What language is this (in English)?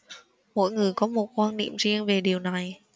Vietnamese